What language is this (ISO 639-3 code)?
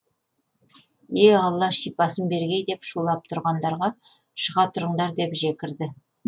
kaz